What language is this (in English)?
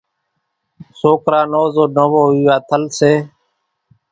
Kachi Koli